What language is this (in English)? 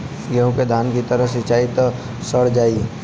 Bhojpuri